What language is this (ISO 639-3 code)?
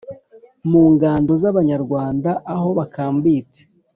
kin